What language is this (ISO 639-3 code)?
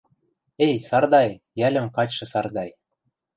mrj